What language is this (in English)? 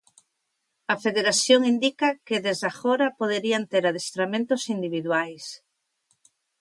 Galician